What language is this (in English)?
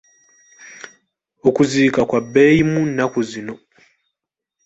Ganda